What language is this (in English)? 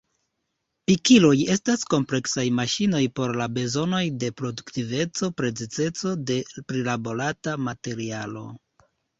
Esperanto